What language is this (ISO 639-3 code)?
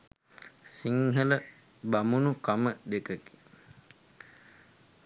sin